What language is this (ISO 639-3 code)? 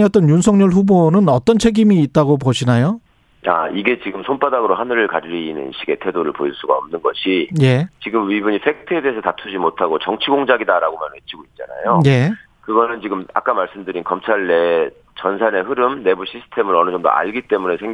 kor